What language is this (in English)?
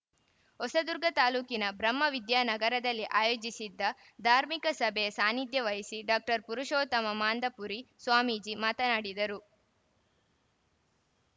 Kannada